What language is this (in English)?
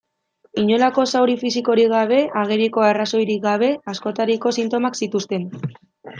Basque